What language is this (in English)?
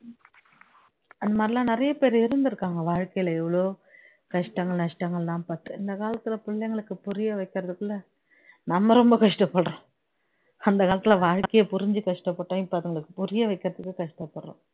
Tamil